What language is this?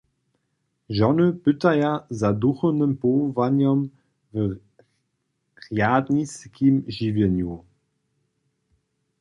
Upper Sorbian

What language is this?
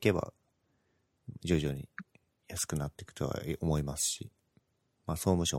Japanese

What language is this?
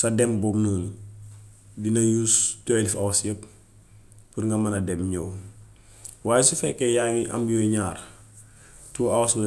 Gambian Wolof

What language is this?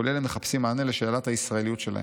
Hebrew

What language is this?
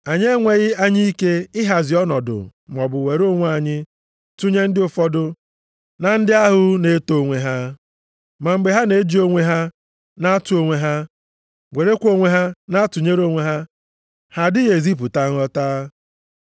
Igbo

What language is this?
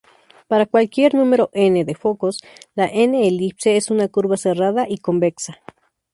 Spanish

